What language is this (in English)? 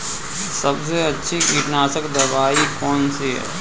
Hindi